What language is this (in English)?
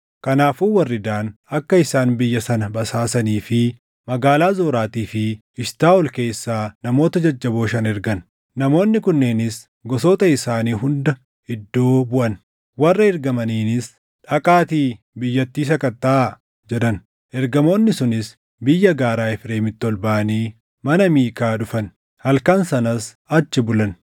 Oromo